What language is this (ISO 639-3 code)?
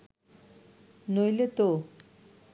ben